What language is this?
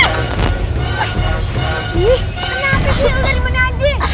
Indonesian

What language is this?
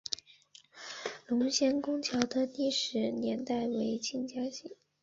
Chinese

